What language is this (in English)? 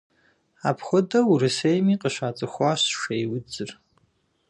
Kabardian